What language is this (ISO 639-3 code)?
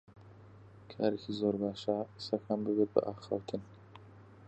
ckb